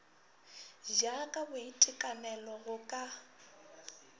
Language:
Northern Sotho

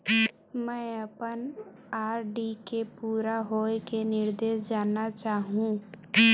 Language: Chhattisgarhi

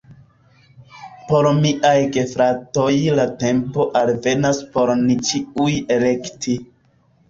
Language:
Esperanto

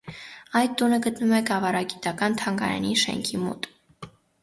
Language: Armenian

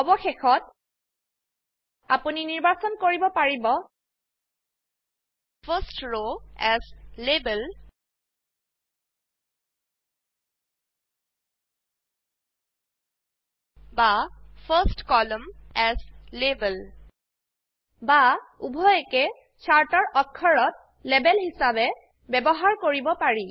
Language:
Assamese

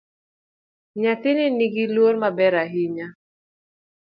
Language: Luo (Kenya and Tanzania)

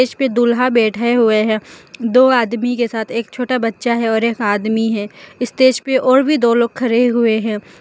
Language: Hindi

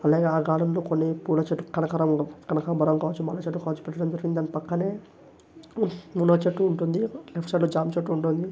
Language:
Telugu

